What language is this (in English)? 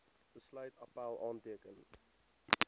Afrikaans